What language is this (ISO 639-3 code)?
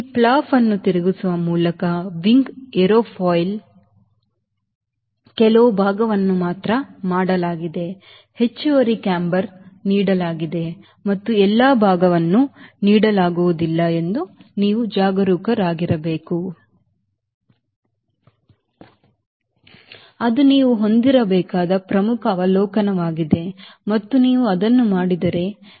kan